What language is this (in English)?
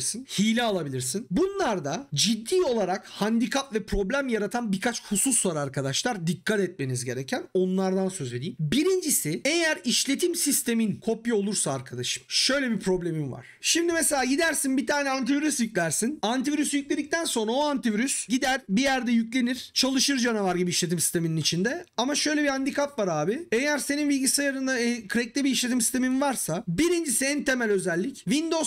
Turkish